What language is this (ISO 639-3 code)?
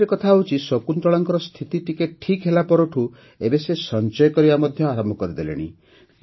ori